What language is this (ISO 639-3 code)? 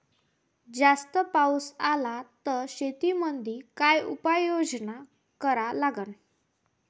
mar